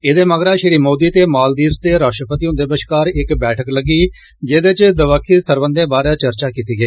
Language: Dogri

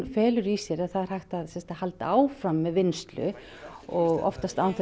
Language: Icelandic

